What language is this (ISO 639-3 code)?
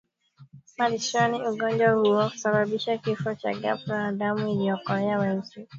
swa